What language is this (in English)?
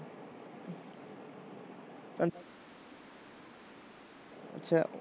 Punjabi